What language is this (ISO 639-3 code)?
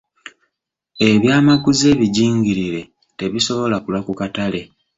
lug